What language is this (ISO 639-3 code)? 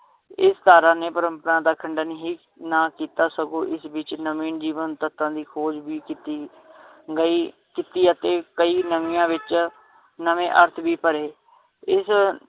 pan